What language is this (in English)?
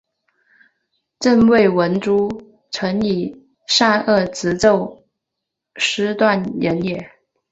Chinese